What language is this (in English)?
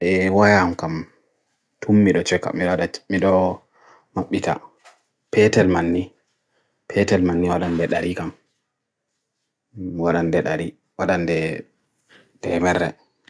Bagirmi Fulfulde